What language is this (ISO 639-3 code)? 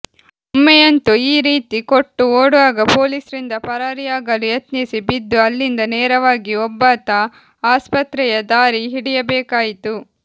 kan